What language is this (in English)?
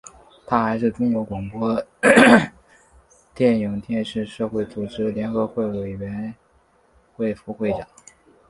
Chinese